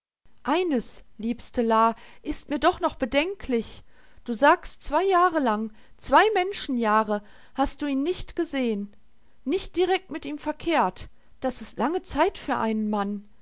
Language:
German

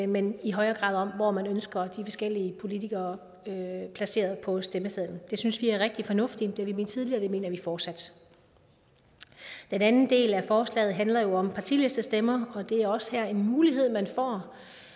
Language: Danish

